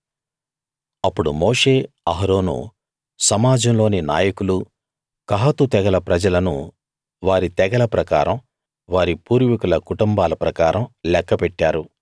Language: Telugu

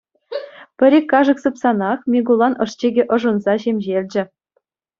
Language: Chuvash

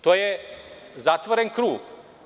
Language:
Serbian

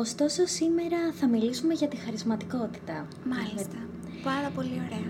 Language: Greek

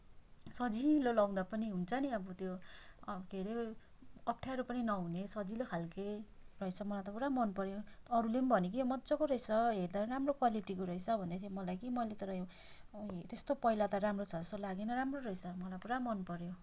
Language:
Nepali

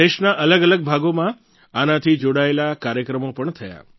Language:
Gujarati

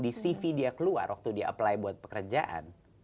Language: Indonesian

